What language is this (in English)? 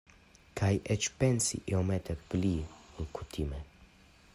Esperanto